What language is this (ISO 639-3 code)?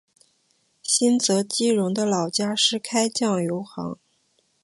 zho